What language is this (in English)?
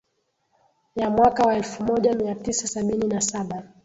Swahili